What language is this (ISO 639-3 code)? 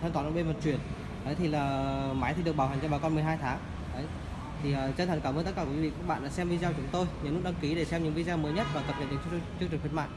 vie